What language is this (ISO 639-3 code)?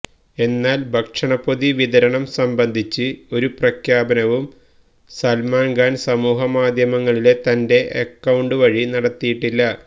mal